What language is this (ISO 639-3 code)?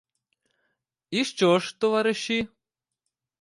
ukr